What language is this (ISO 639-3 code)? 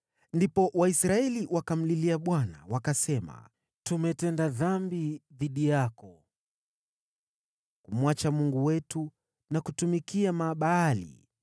swa